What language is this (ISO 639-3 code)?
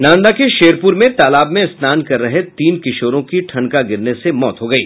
hin